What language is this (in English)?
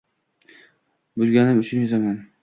Uzbek